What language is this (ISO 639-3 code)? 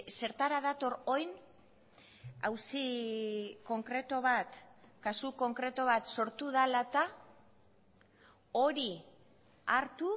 eus